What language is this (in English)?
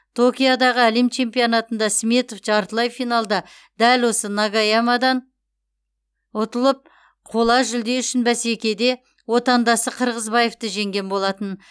Kazakh